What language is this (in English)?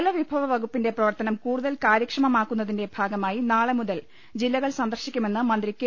Malayalam